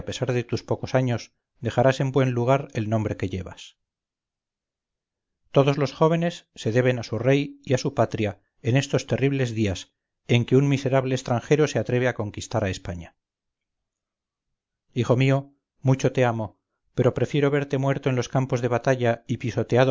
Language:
Spanish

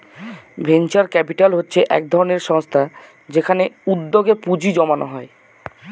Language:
Bangla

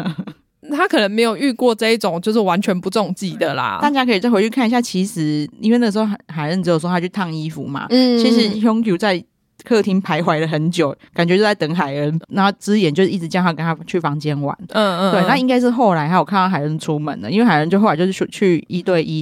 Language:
Chinese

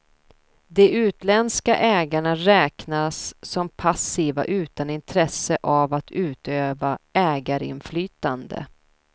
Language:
Swedish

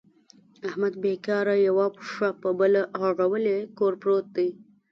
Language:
Pashto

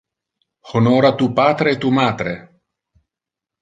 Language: Interlingua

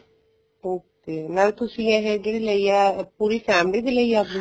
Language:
Punjabi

